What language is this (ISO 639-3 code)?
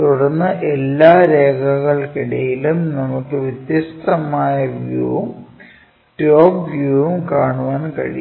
mal